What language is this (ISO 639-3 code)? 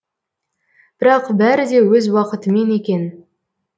kaz